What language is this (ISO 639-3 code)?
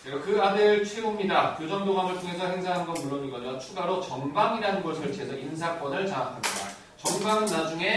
kor